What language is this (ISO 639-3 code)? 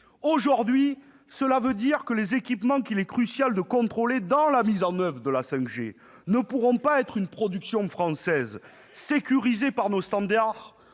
fra